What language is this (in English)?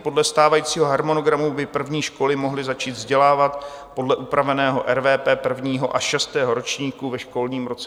Czech